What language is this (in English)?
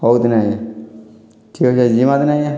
Odia